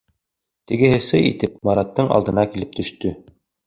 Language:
Bashkir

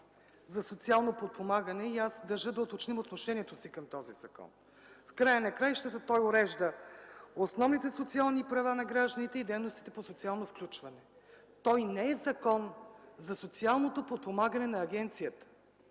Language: Bulgarian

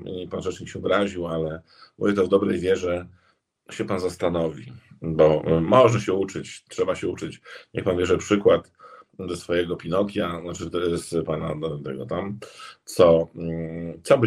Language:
Polish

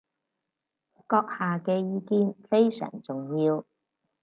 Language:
Cantonese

